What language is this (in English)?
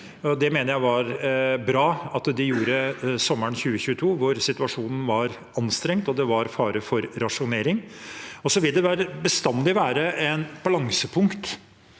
Norwegian